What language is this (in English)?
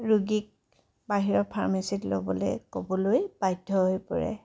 Assamese